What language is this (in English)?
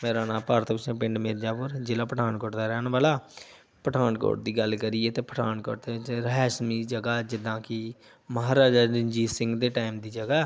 Punjabi